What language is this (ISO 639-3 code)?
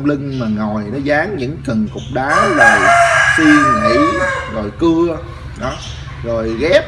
vie